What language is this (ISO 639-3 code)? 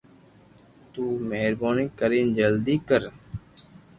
lrk